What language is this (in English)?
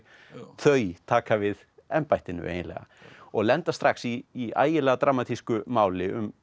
Icelandic